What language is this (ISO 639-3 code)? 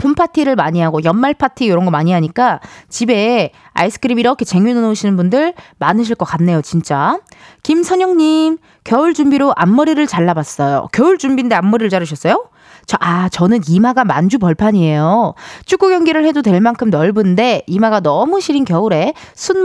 kor